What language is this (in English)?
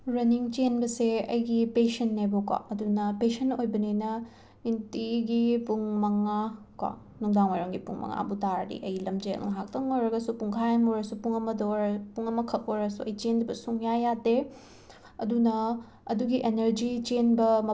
Manipuri